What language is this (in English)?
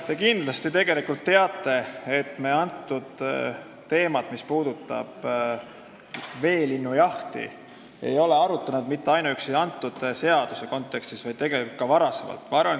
Estonian